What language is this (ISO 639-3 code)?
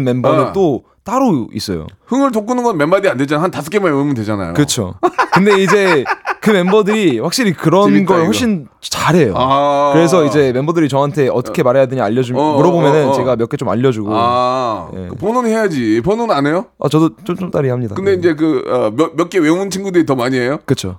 kor